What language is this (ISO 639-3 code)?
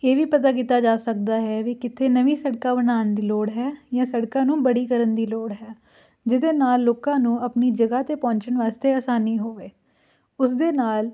pan